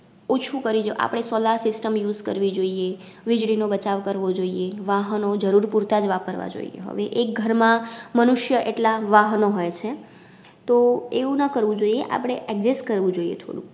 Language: Gujarati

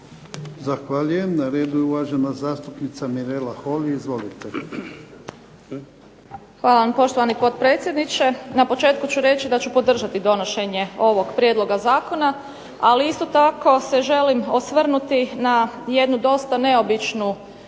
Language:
Croatian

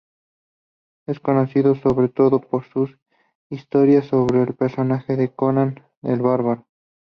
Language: Spanish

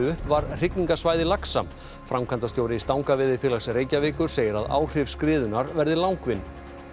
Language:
Icelandic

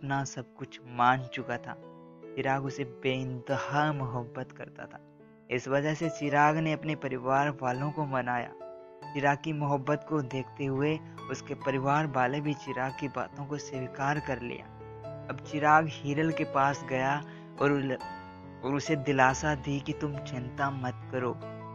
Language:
Hindi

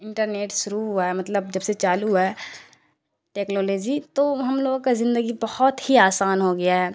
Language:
Urdu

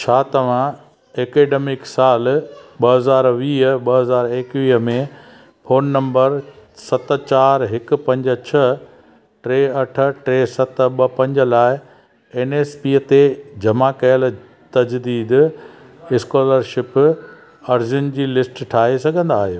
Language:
Sindhi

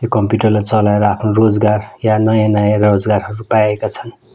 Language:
Nepali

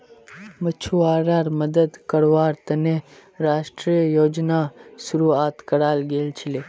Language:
Magahi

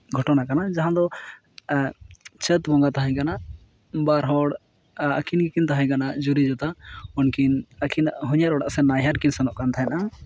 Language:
Santali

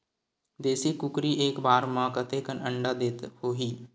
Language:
Chhattisgarhi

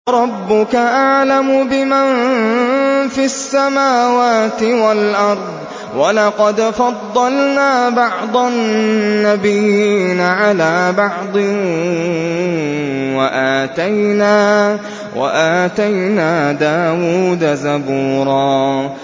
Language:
Arabic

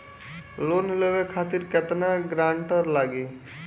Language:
Bhojpuri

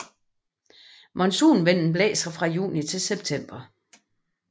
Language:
Danish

